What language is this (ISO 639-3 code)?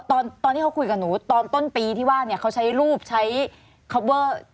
tha